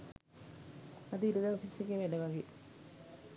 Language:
Sinhala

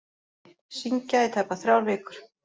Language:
Icelandic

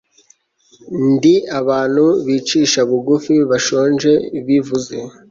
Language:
Kinyarwanda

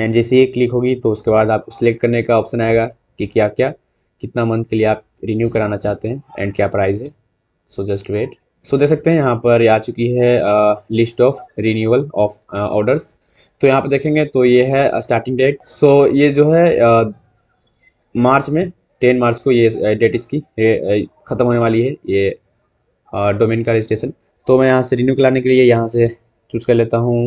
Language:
Hindi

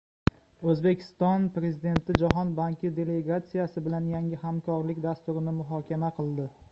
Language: Uzbek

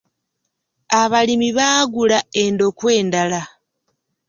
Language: Ganda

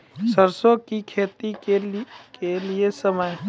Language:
Maithili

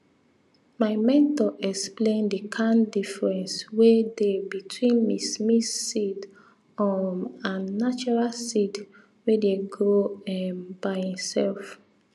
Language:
Nigerian Pidgin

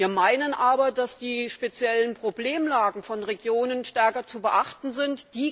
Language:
German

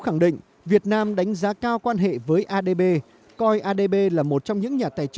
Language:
Vietnamese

